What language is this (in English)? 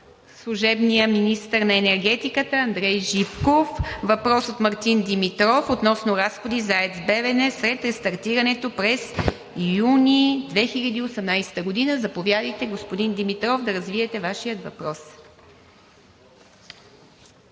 Bulgarian